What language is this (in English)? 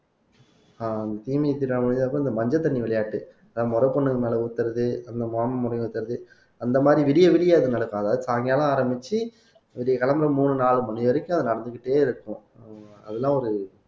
Tamil